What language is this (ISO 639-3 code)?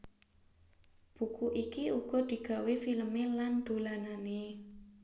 jav